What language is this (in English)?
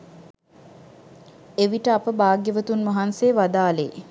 Sinhala